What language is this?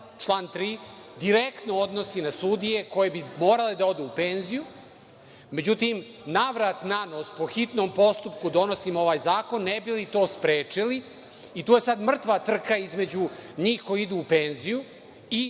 Serbian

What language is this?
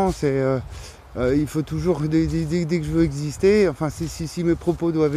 French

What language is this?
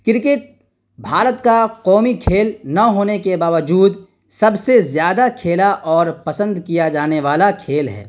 Urdu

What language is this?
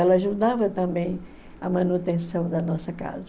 Portuguese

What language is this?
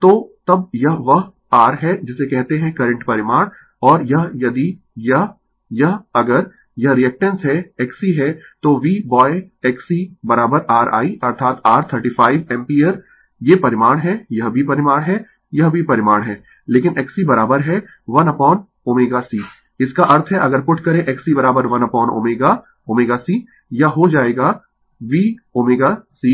Hindi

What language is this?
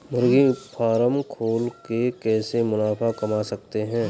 Hindi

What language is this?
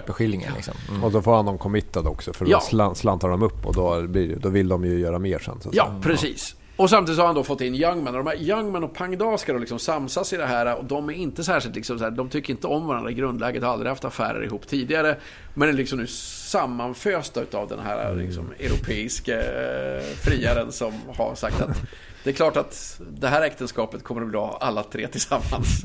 Swedish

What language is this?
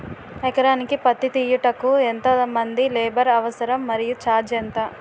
Telugu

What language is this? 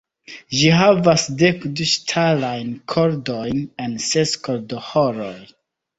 Esperanto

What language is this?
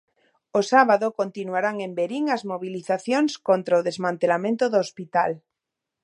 Galician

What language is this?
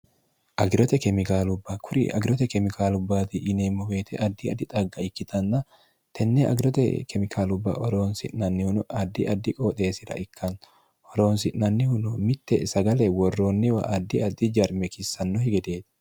Sidamo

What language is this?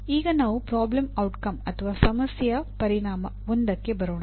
Kannada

